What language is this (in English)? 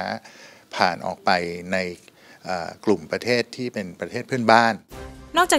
Thai